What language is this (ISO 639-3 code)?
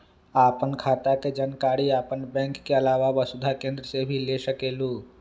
mag